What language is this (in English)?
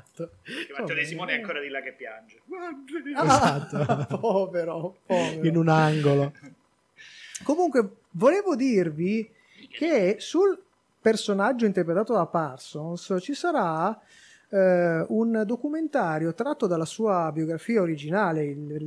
Italian